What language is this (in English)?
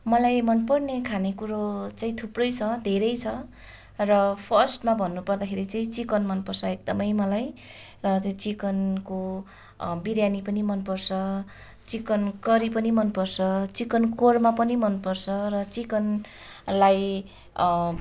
Nepali